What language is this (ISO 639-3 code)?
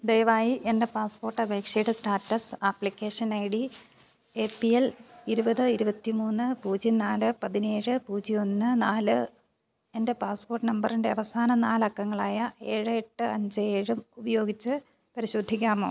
mal